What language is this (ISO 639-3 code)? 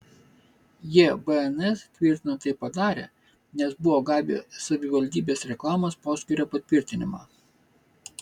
lit